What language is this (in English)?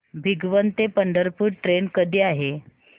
Marathi